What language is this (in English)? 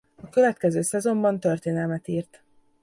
Hungarian